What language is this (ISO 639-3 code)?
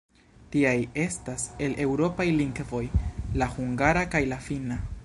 epo